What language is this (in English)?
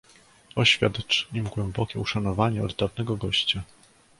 Polish